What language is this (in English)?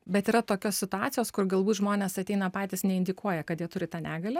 Lithuanian